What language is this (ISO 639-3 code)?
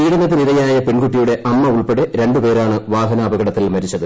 mal